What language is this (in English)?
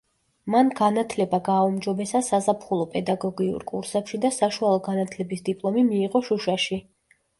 Georgian